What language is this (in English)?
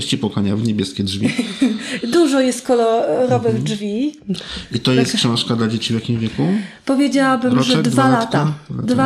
Polish